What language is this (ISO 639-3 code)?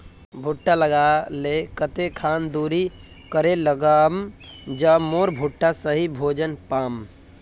mag